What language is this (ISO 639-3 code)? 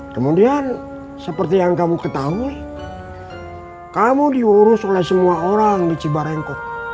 ind